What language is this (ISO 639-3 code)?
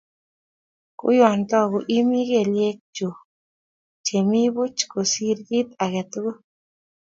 kln